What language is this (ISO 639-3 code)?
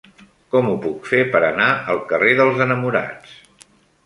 cat